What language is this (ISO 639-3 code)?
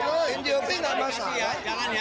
ind